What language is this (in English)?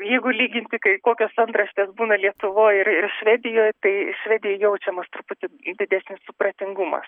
Lithuanian